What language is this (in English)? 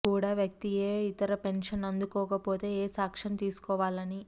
Telugu